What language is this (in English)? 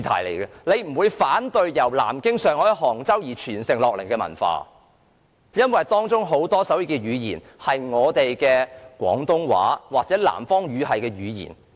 Cantonese